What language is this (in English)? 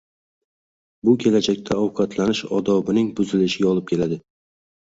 Uzbek